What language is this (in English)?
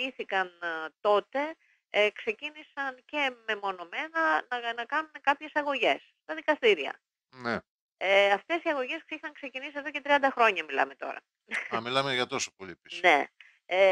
Greek